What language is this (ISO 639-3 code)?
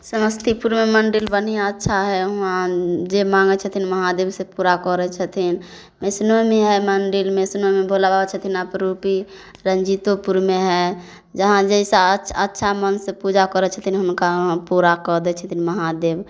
mai